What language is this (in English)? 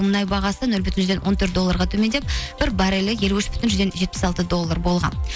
Kazakh